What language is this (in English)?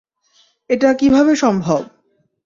Bangla